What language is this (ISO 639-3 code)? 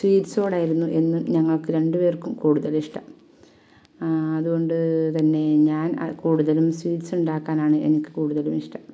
mal